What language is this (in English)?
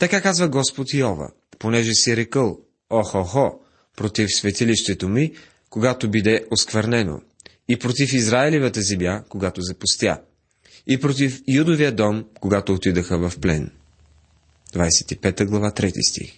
Bulgarian